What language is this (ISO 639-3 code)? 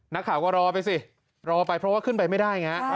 tha